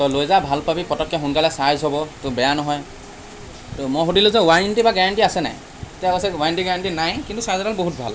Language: Assamese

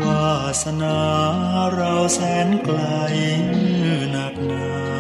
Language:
Thai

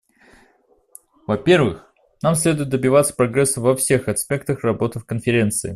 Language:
Russian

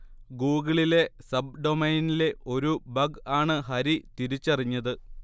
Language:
Malayalam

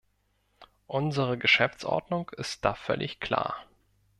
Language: German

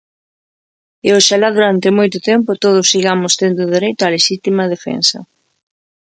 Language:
Galician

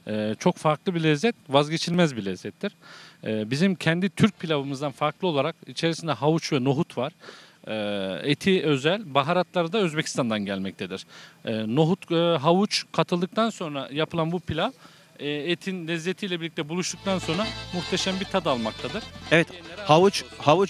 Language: Turkish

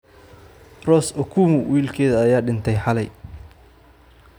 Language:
Somali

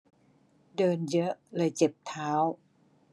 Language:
Thai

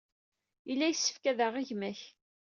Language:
Kabyle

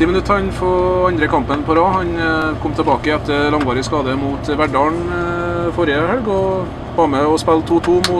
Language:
Norwegian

